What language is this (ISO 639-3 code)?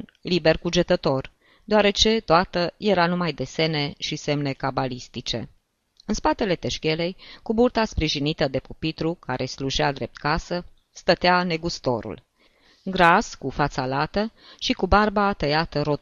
ron